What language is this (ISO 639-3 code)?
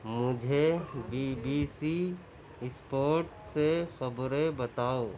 urd